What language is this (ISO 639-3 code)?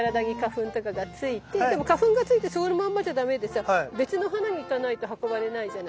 jpn